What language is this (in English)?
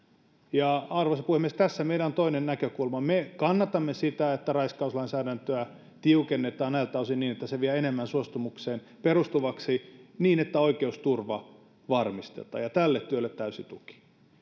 Finnish